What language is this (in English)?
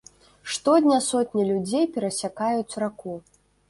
Belarusian